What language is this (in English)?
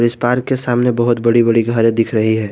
Hindi